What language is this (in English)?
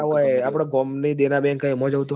Gujarati